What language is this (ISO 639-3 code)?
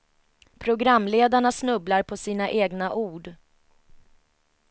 swe